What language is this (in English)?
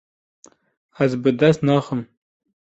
Kurdish